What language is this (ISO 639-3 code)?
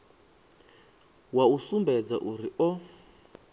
ven